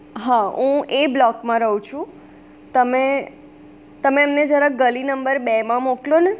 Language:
Gujarati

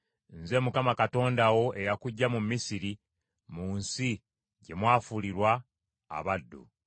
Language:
Ganda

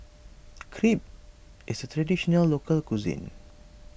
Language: English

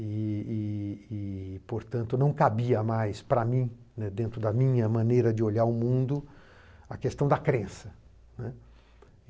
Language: Portuguese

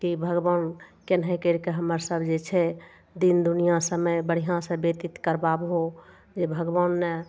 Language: Maithili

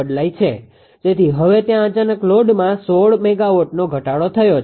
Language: Gujarati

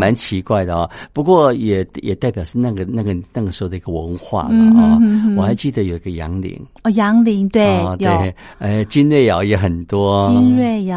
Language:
Chinese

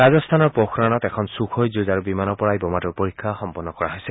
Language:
Assamese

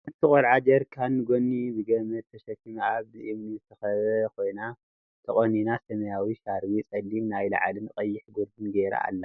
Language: Tigrinya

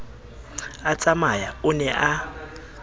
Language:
Southern Sotho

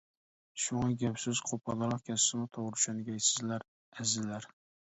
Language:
Uyghur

